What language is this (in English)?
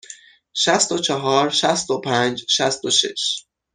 Persian